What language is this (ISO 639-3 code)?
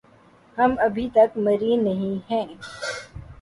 urd